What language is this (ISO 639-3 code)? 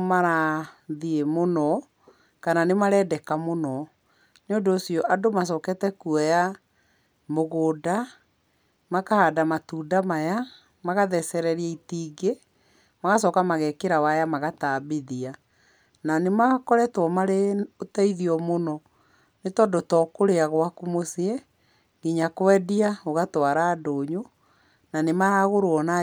kik